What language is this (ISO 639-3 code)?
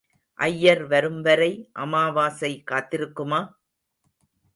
tam